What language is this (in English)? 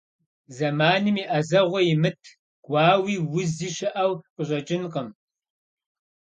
Kabardian